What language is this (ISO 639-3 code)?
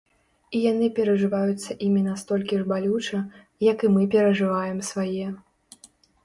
bel